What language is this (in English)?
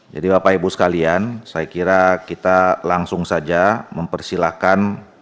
Indonesian